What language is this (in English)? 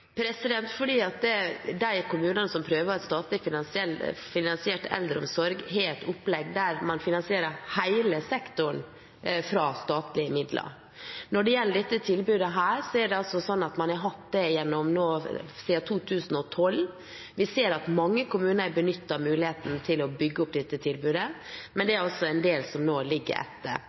Norwegian Bokmål